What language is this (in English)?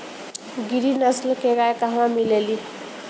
Bhojpuri